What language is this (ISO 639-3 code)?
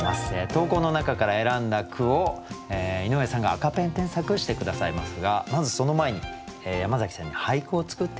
jpn